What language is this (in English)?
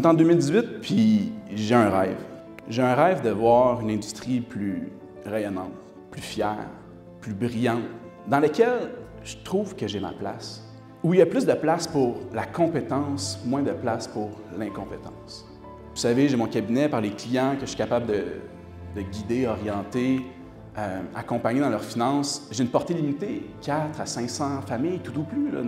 French